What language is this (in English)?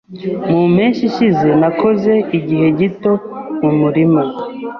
Kinyarwanda